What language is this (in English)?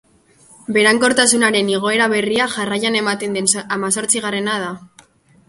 Basque